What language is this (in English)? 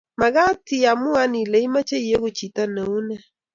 Kalenjin